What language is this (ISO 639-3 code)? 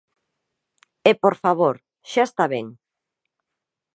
glg